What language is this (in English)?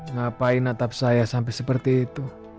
Indonesian